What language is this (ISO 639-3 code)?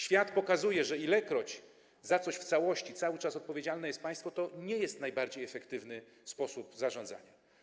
pol